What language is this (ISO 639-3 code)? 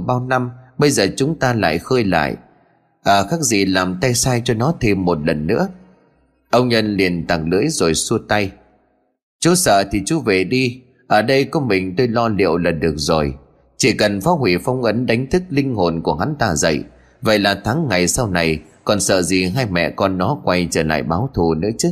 vie